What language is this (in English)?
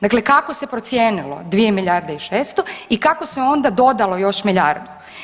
Croatian